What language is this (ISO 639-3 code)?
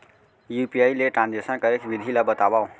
hne